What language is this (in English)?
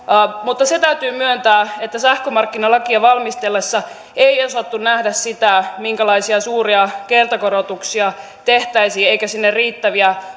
Finnish